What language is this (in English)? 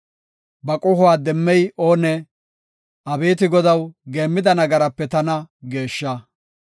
Gofa